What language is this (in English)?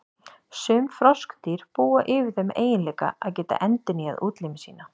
Icelandic